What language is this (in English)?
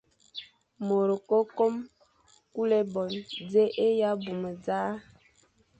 Fang